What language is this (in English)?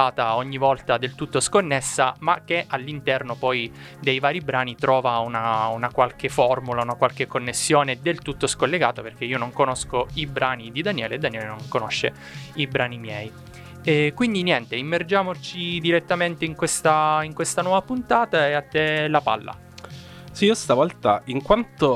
Italian